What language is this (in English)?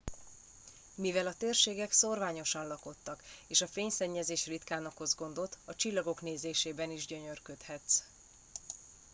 Hungarian